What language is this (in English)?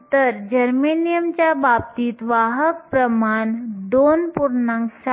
Marathi